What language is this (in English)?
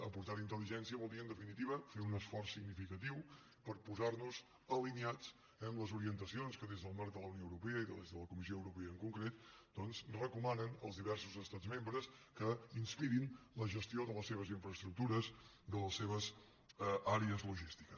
Catalan